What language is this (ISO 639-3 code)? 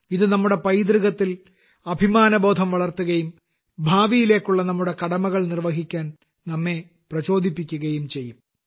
mal